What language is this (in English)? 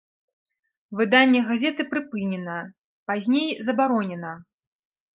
Belarusian